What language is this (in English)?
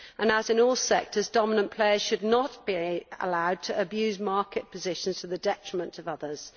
English